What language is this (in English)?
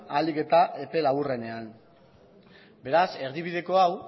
Basque